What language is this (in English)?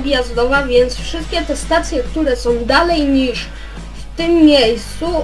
Polish